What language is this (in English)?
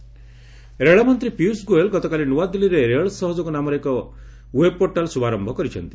Odia